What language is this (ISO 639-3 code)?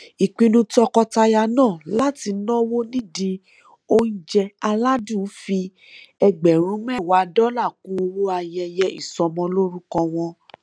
yor